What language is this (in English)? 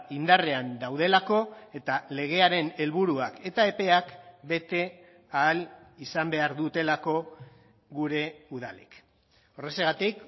Basque